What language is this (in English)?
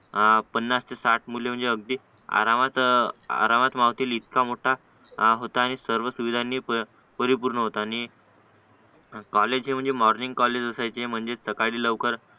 Marathi